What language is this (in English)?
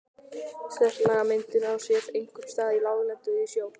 Icelandic